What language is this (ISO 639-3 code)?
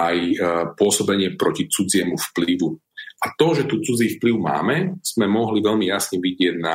slk